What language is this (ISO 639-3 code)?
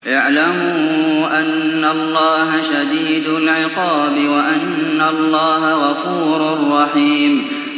ara